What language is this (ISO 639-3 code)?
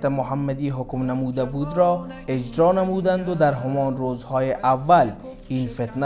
fas